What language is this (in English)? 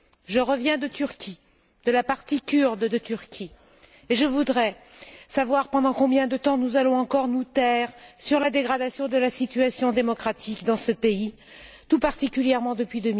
French